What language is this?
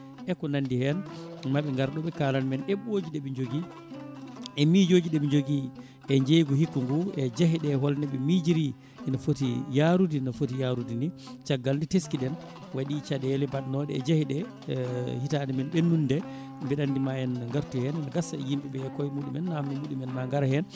Fula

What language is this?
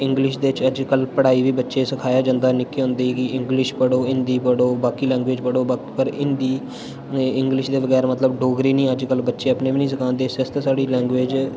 Dogri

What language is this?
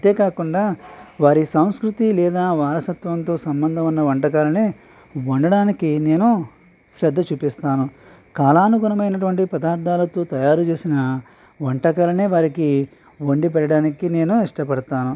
Telugu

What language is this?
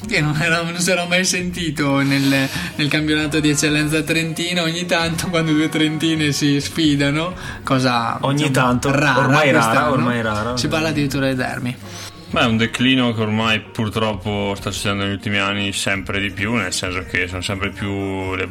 Italian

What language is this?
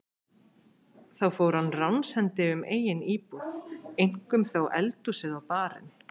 Icelandic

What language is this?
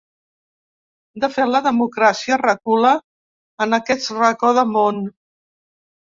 Catalan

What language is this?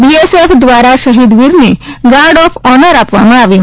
Gujarati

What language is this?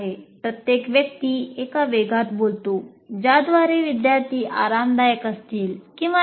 Marathi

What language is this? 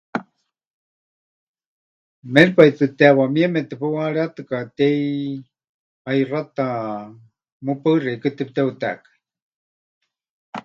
Huichol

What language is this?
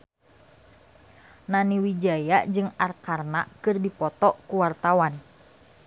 Sundanese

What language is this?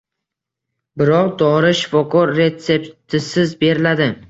Uzbek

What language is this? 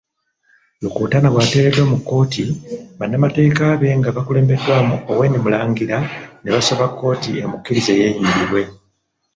Ganda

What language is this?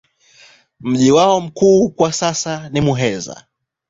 Swahili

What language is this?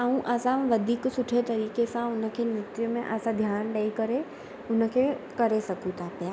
Sindhi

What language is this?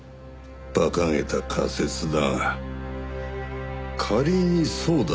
Japanese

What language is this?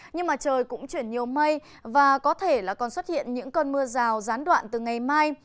Vietnamese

